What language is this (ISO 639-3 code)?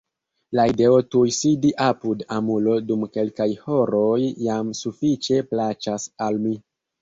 epo